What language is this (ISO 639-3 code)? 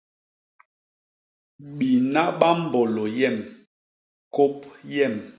bas